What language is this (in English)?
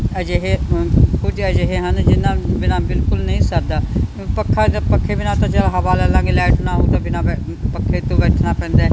Punjabi